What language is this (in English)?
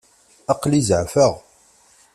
Kabyle